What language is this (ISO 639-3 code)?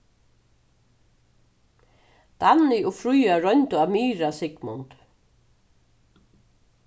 fao